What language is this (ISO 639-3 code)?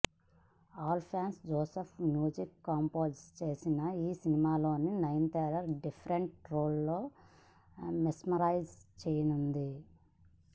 tel